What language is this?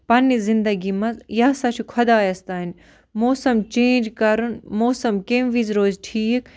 Kashmiri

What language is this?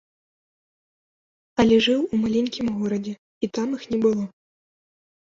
Belarusian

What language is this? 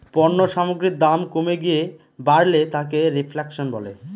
Bangla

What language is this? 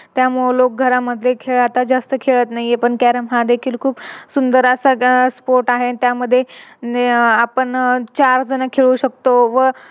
Marathi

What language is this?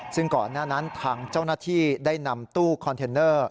Thai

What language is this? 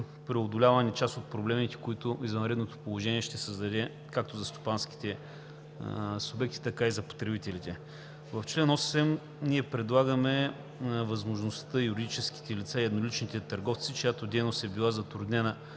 Bulgarian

